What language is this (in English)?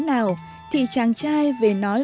Vietnamese